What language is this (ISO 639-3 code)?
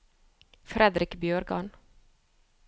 nor